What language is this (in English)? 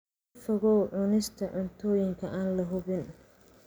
Somali